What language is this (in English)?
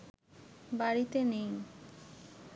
Bangla